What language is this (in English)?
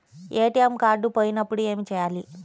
Telugu